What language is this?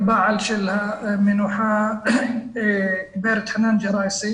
Hebrew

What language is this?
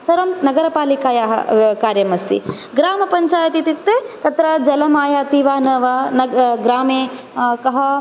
Sanskrit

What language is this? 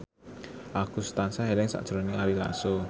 Javanese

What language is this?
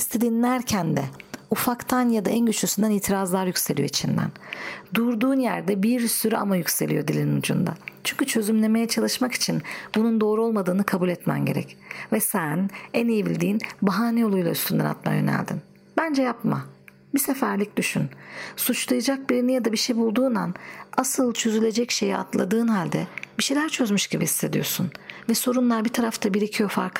Turkish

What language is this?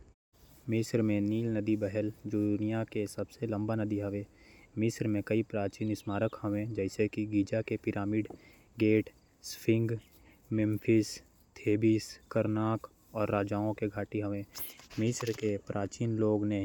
Korwa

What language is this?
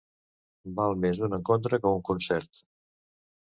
Catalan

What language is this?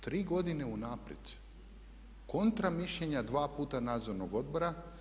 Croatian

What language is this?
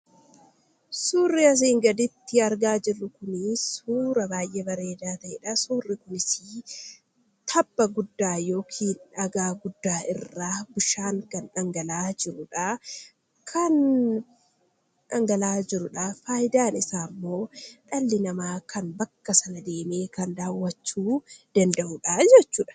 Oromo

